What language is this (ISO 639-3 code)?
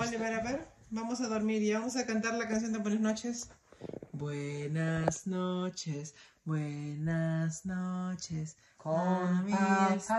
spa